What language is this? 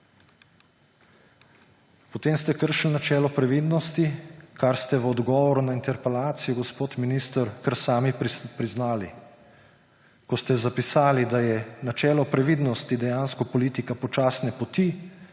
Slovenian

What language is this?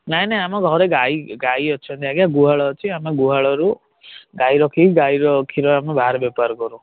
Odia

